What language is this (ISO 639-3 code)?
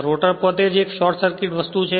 guj